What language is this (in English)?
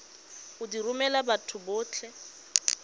Tswana